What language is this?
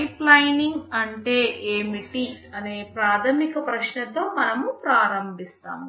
Telugu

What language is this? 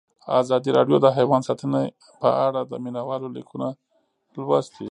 Pashto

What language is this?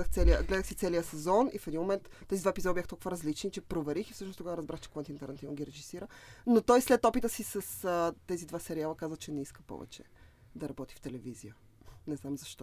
Bulgarian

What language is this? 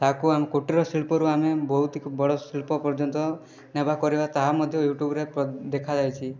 Odia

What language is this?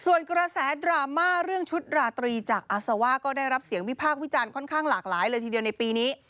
Thai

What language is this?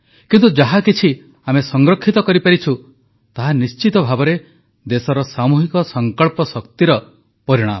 Odia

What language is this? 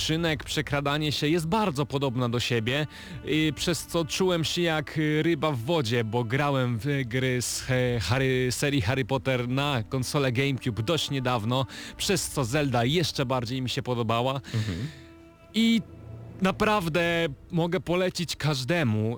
Polish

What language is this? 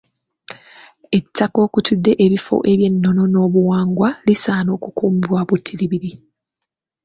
Ganda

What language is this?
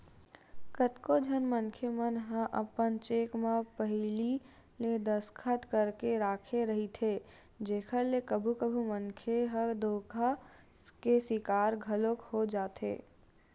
Chhattisgarhi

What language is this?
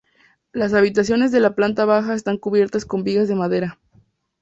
Spanish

